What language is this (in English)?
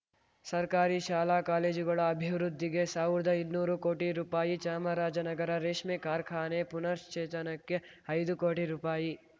Kannada